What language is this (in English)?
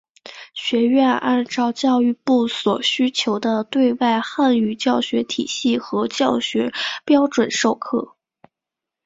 Chinese